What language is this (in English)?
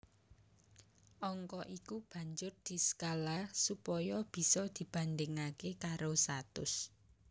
Javanese